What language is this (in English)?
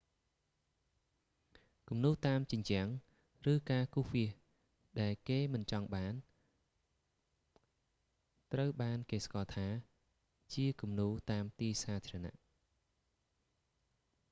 Khmer